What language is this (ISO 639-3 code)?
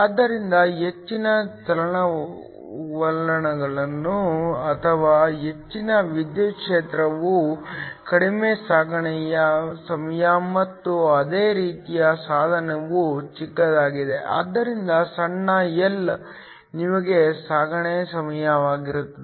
kan